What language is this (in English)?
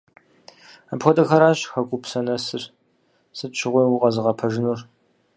Kabardian